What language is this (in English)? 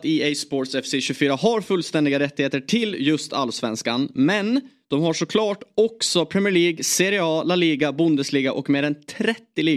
Swedish